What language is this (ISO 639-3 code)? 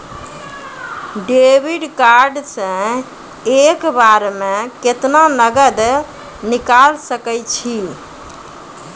mai